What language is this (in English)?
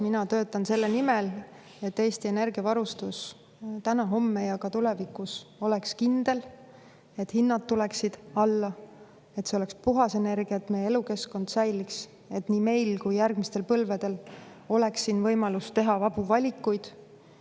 Estonian